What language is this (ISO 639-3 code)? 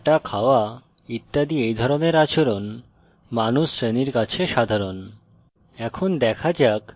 ben